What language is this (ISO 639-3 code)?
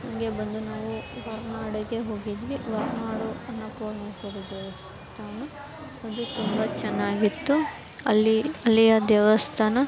kan